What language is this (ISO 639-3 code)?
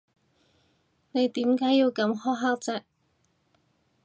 yue